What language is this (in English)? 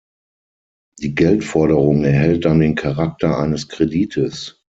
German